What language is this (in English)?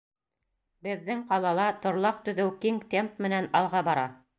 Bashkir